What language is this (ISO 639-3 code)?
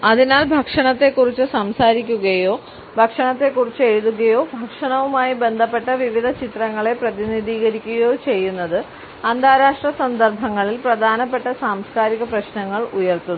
mal